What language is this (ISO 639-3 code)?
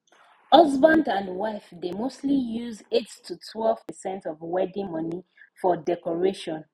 pcm